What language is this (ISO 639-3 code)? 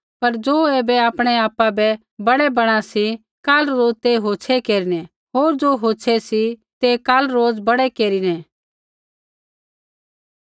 kfx